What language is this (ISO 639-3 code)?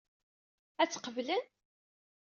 kab